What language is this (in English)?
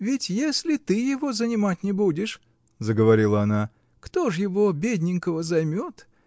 Russian